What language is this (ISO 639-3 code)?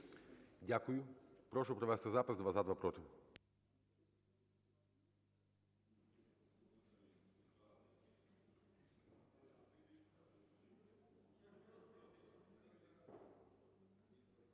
ukr